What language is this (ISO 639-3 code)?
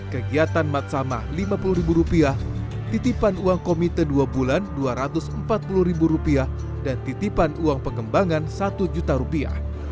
ind